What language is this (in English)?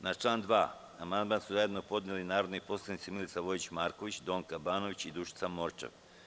Serbian